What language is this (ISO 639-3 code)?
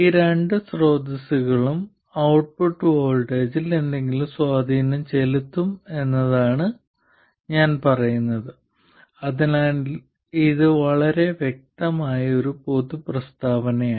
mal